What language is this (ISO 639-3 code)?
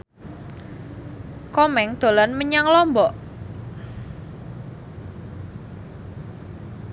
jav